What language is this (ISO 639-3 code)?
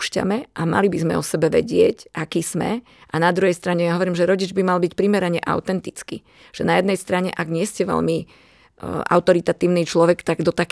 slk